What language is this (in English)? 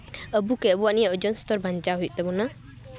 Santali